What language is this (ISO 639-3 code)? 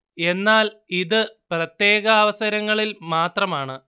mal